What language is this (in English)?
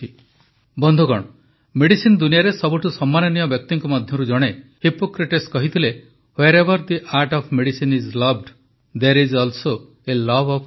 Odia